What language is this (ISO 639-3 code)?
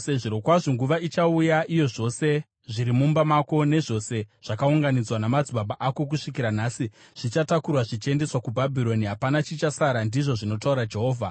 sna